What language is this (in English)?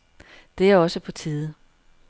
Danish